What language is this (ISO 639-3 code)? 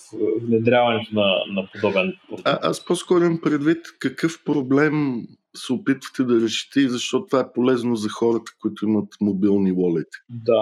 bul